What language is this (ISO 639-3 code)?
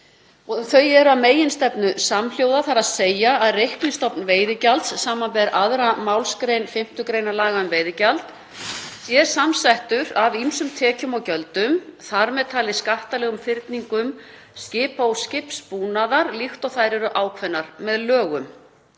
isl